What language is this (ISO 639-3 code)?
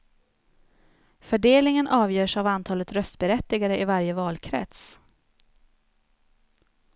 swe